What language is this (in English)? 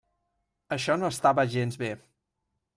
Catalan